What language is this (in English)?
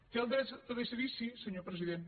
Catalan